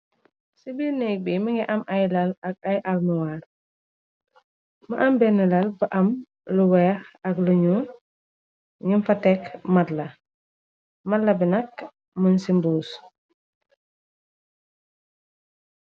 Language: Wolof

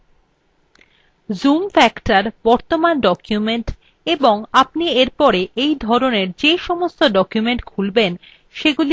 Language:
Bangla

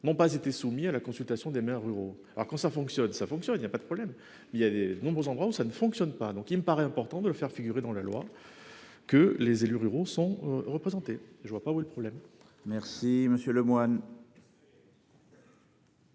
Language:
French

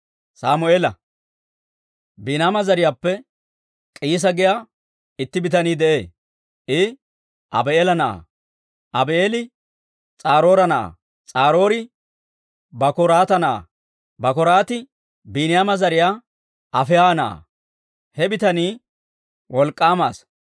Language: Dawro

